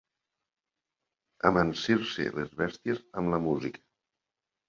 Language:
Catalan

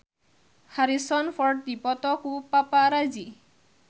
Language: Sundanese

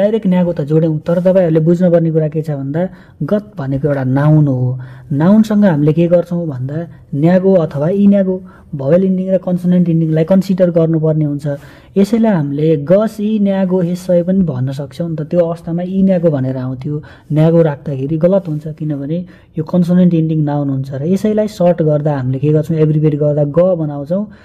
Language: Korean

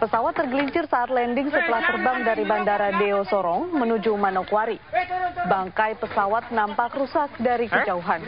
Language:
Indonesian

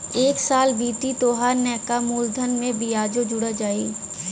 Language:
Bhojpuri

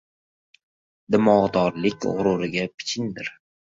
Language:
Uzbek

